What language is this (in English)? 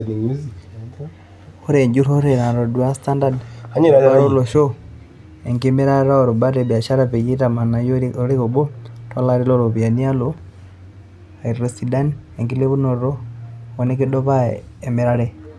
Masai